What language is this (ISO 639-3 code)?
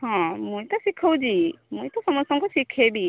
ori